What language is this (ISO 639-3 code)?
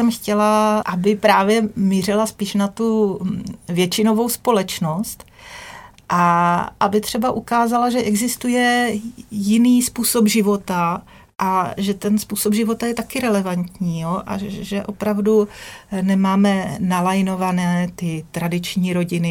ces